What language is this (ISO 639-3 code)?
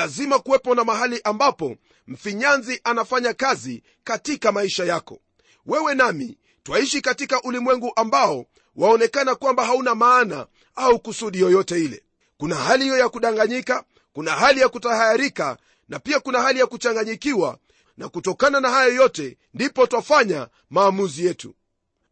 swa